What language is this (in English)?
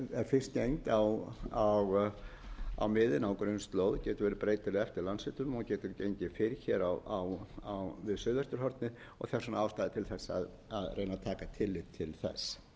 Icelandic